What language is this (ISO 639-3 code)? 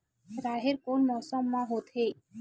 hne